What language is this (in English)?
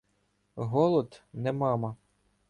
Ukrainian